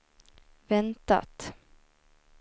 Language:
Swedish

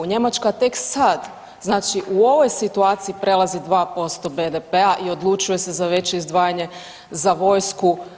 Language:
Croatian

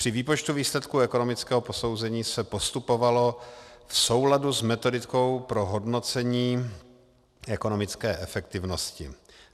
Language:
Czech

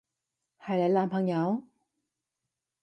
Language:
Cantonese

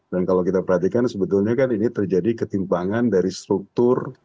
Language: Indonesian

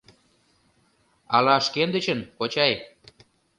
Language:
Mari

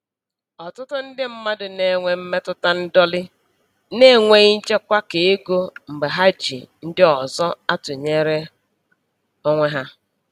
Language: Igbo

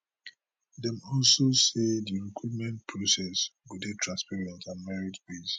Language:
Nigerian Pidgin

